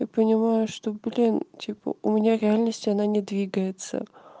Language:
Russian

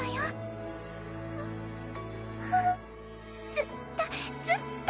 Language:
Japanese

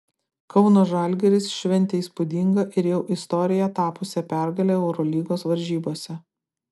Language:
Lithuanian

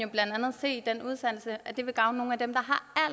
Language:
Danish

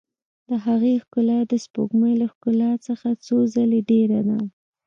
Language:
Pashto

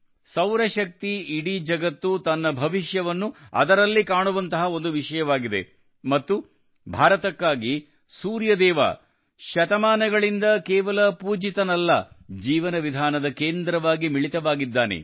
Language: Kannada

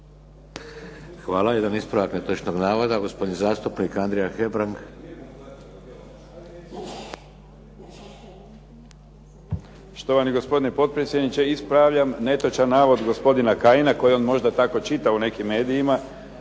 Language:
Croatian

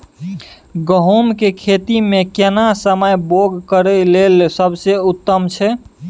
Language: Maithili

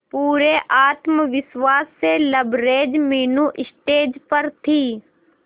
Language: Hindi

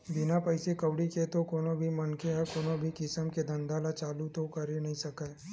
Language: Chhattisgarhi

